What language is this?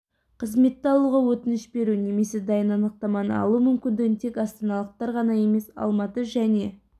Kazakh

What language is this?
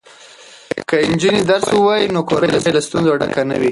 Pashto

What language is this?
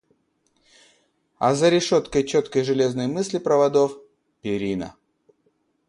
Russian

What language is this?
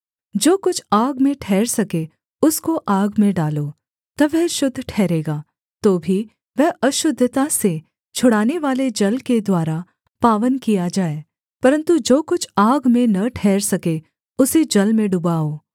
Hindi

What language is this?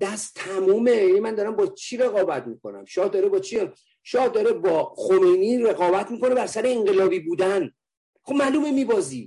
Persian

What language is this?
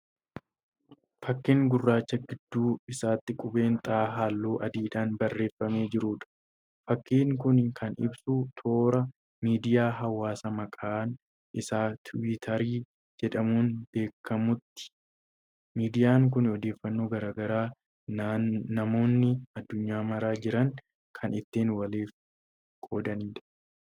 Oromo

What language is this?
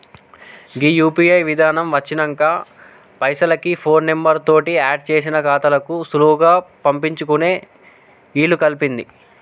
Telugu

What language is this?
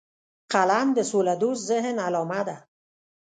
Pashto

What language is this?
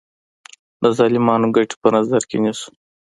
Pashto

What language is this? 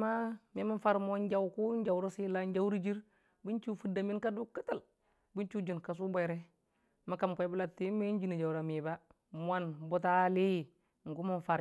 Dijim-Bwilim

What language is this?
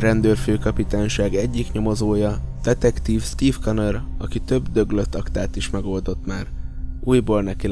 Hungarian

